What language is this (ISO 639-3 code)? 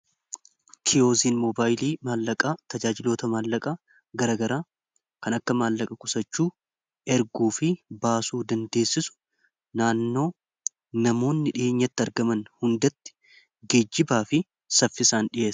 orm